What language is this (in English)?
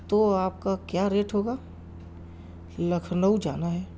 Urdu